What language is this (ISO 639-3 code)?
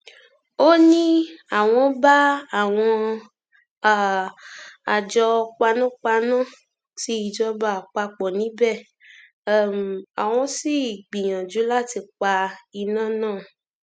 yor